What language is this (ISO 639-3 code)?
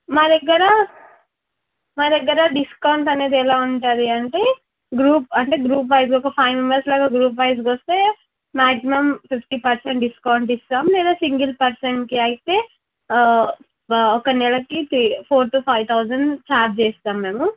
tel